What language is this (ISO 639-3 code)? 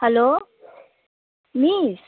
nep